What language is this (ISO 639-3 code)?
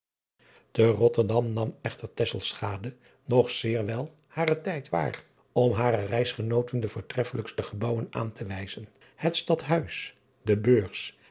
nld